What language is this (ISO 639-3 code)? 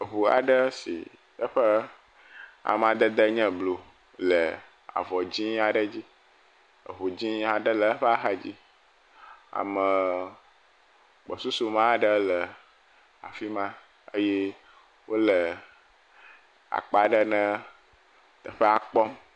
ewe